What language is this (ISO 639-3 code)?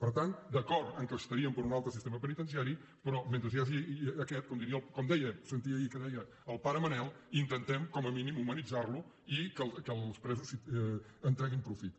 cat